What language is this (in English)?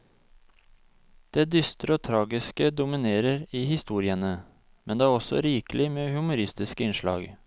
Norwegian